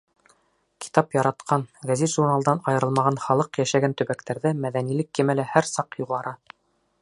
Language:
Bashkir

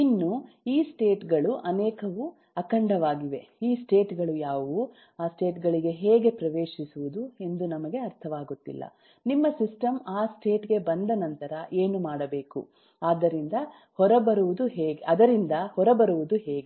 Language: Kannada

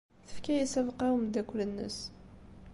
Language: Kabyle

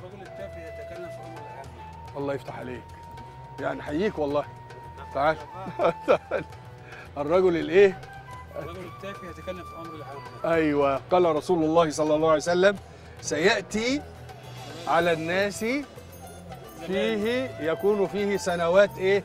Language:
Arabic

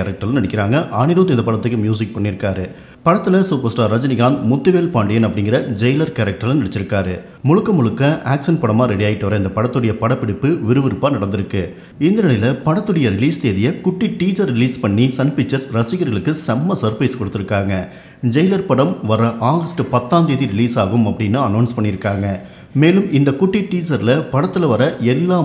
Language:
Japanese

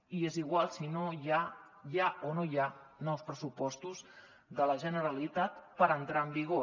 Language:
Catalan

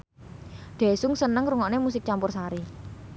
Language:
Javanese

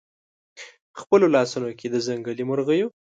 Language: Pashto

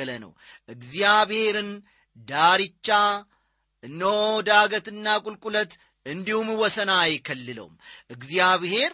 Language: Amharic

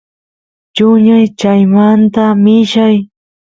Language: Santiago del Estero Quichua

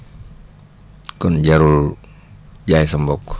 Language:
Wolof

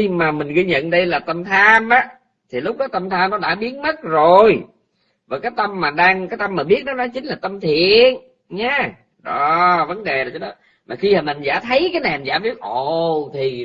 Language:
Vietnamese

